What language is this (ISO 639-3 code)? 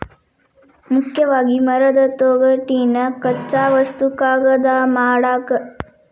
kan